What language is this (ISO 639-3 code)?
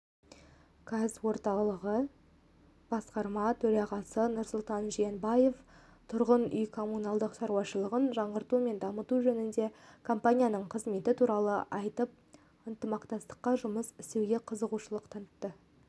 kaz